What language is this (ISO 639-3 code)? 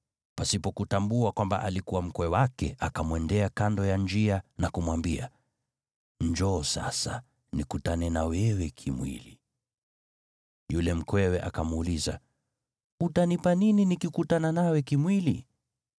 swa